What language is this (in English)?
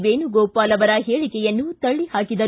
Kannada